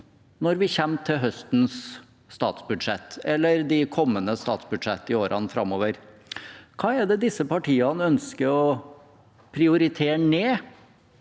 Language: Norwegian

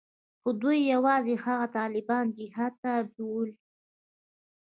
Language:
Pashto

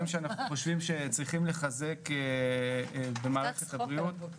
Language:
Hebrew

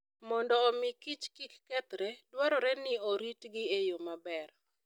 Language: Luo (Kenya and Tanzania)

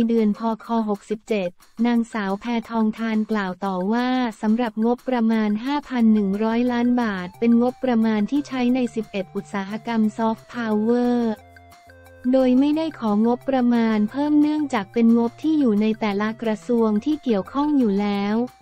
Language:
Thai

